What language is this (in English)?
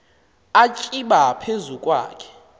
Xhosa